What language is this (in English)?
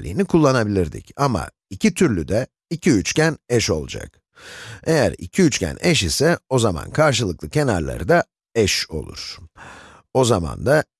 Turkish